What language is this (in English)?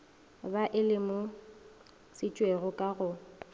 Northern Sotho